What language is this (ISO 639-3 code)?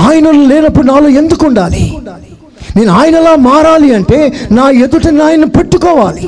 tel